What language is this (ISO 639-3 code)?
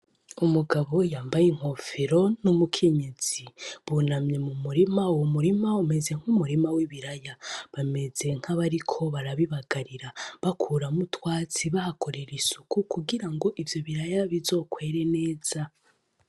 run